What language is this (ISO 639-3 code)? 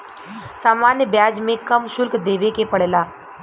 bho